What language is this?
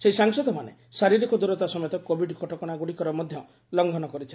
Odia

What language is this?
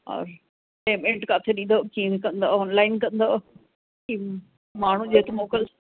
Sindhi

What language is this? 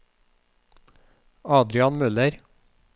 Norwegian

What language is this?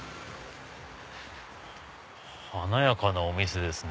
Japanese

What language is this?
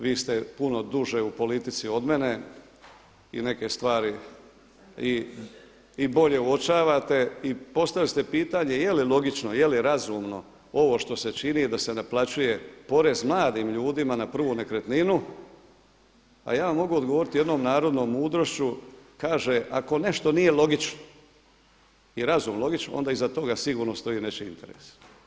Croatian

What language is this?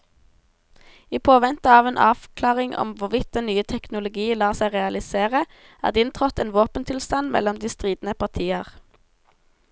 Norwegian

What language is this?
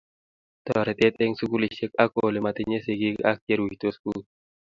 Kalenjin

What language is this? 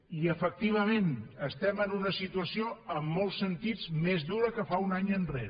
Catalan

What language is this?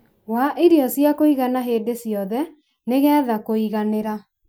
Kikuyu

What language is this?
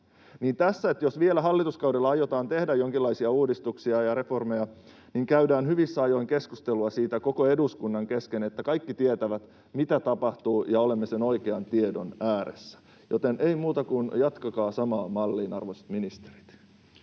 Finnish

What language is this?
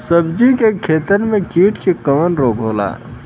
Bhojpuri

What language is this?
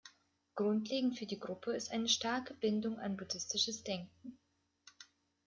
German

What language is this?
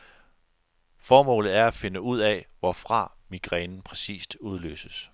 Danish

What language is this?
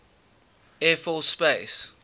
English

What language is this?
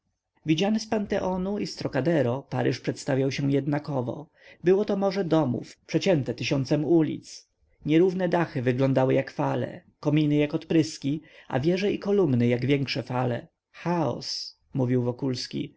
Polish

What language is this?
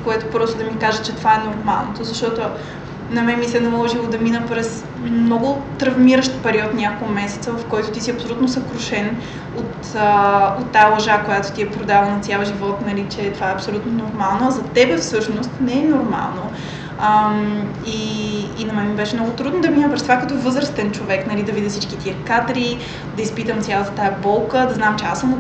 Bulgarian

